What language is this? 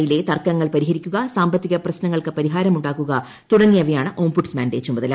Malayalam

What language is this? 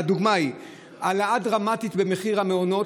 Hebrew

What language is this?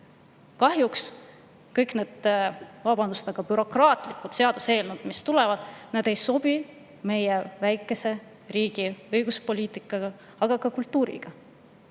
Estonian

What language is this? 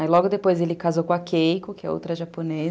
Portuguese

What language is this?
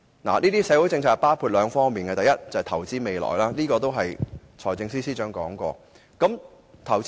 Cantonese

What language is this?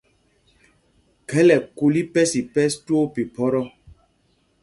Mpumpong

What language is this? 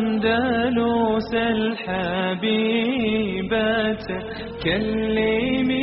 Croatian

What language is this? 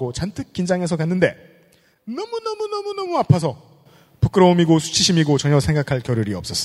Korean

